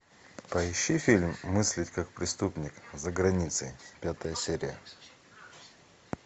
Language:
Russian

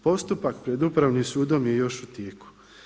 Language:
Croatian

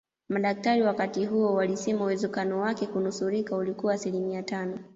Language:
Swahili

